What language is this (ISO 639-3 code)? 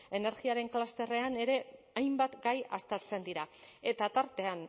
eus